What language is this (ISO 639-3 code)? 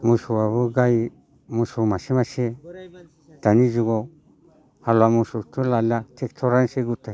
brx